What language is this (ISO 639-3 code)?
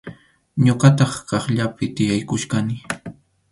qxu